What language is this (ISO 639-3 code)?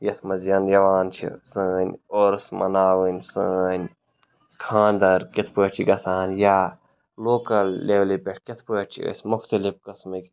kas